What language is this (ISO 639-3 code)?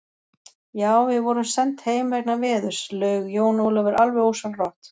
isl